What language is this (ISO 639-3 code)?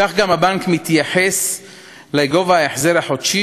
heb